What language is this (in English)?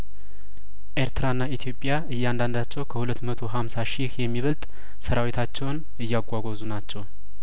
Amharic